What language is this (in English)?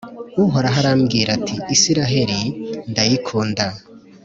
Kinyarwanda